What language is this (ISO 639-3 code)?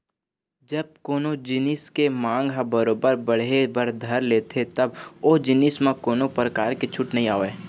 hne